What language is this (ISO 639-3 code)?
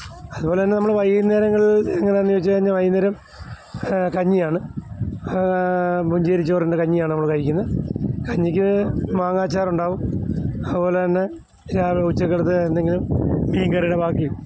mal